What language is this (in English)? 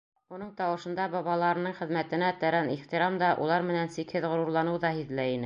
Bashkir